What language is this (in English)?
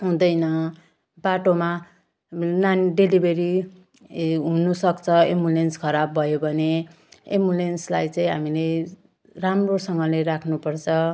Nepali